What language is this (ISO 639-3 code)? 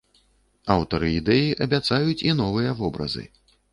bel